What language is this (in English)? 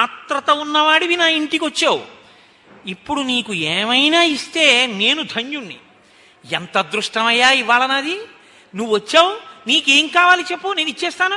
Telugu